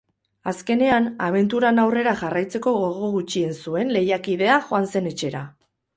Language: Basque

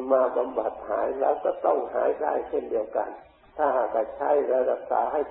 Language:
Thai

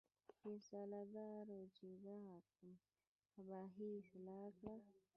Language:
Pashto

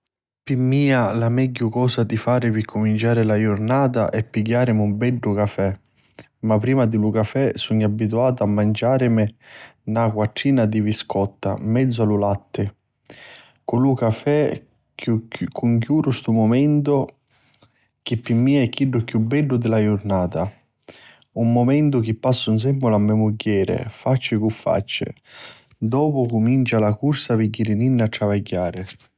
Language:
Sicilian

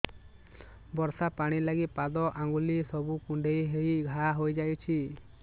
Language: Odia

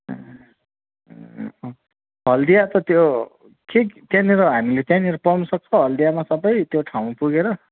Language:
Nepali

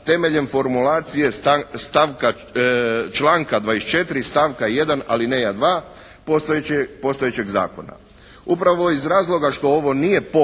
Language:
Croatian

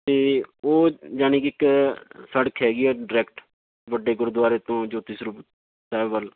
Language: Punjabi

